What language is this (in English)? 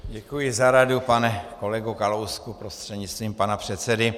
Czech